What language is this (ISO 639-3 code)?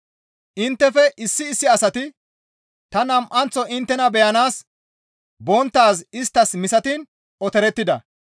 gmv